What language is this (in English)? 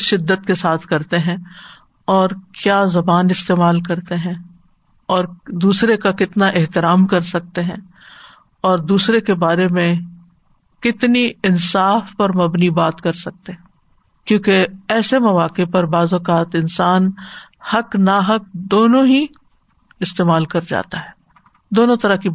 Urdu